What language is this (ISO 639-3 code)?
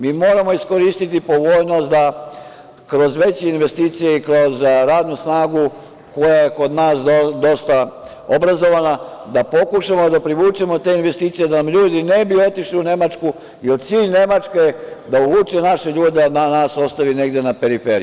srp